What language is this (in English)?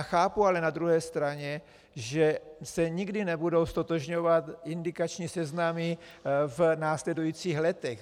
Czech